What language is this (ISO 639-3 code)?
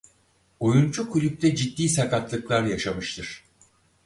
tur